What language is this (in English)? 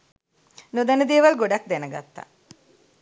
Sinhala